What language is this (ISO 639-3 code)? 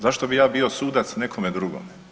hrv